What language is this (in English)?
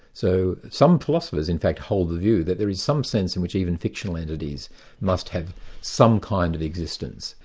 English